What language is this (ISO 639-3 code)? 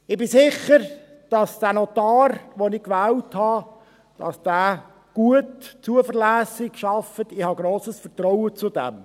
gsw